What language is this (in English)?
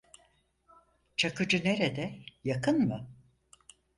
Turkish